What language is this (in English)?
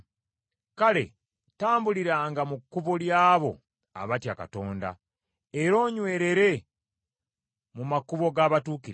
Ganda